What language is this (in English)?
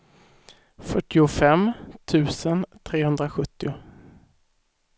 Swedish